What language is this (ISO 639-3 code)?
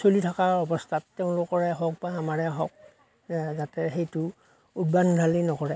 asm